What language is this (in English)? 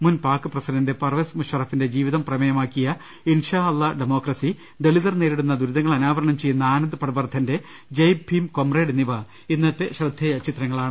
Malayalam